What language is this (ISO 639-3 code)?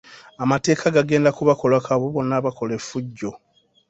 lug